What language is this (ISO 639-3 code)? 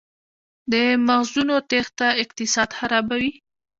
pus